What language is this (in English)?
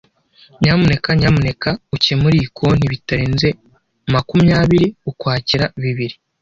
Kinyarwanda